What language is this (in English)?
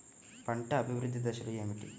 Telugu